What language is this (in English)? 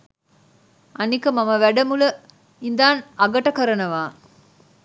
Sinhala